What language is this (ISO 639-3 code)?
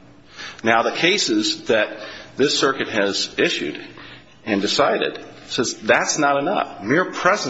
eng